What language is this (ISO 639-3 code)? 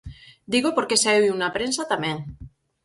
glg